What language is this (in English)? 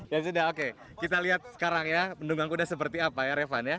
Indonesian